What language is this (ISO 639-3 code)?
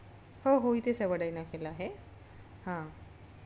mar